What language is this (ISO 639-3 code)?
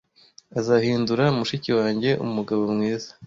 kin